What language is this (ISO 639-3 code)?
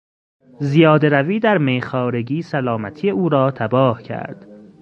fas